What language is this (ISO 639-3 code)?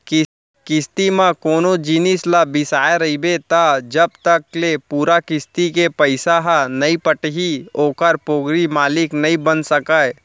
hne